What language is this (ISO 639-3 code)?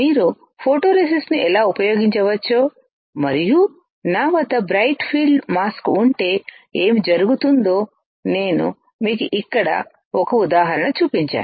tel